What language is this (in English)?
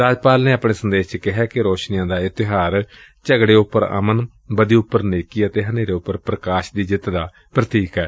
Punjabi